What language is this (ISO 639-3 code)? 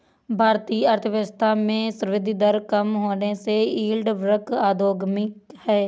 hin